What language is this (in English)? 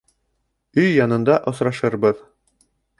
Bashkir